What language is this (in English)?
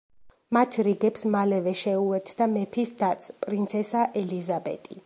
Georgian